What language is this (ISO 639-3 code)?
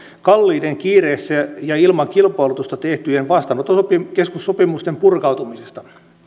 fin